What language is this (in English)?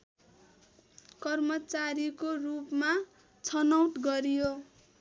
Nepali